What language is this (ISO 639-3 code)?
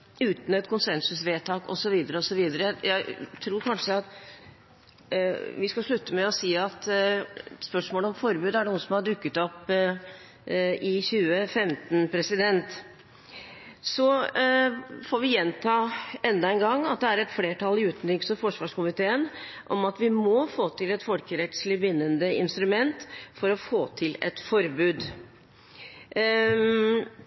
nob